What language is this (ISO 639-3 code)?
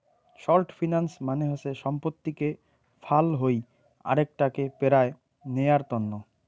ben